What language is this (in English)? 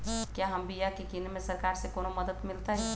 Magahi